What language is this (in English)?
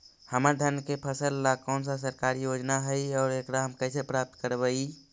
Magahi